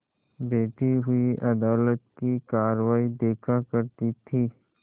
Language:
Hindi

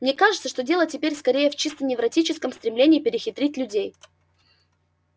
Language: Russian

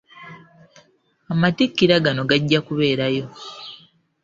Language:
Ganda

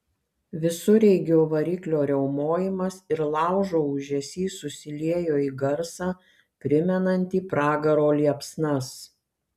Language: Lithuanian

